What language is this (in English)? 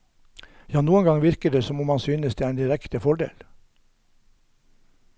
Norwegian